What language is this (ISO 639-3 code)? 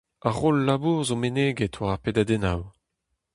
bre